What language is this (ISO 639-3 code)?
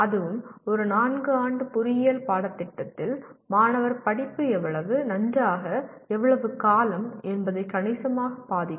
tam